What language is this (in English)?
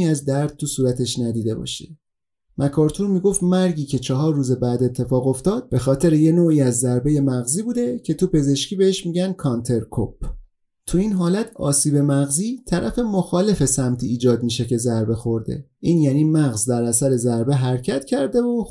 Persian